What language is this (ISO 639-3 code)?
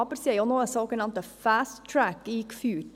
gsw